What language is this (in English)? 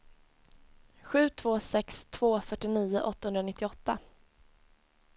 Swedish